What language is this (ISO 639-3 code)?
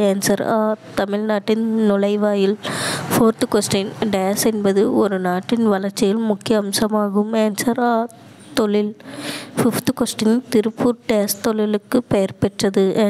vie